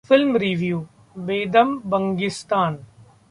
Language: Hindi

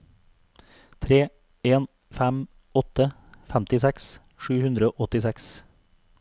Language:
Norwegian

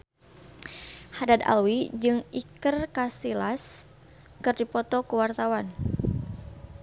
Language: Sundanese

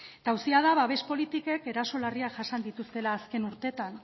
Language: Basque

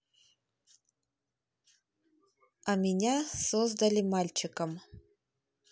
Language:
Russian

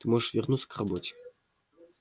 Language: Russian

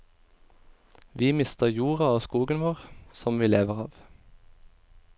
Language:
Norwegian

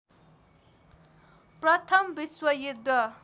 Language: Nepali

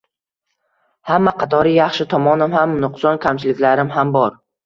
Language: Uzbek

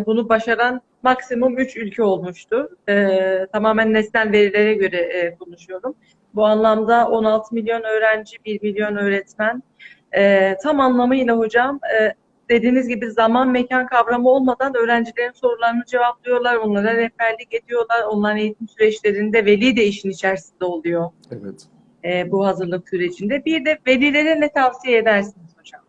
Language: Turkish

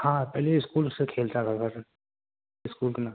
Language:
Urdu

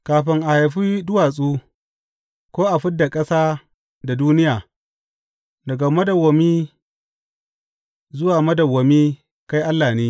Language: Hausa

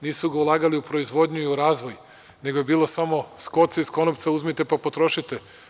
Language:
Serbian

